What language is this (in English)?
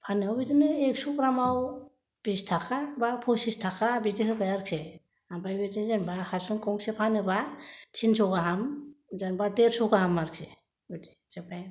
Bodo